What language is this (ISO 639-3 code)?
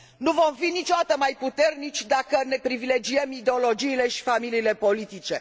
ron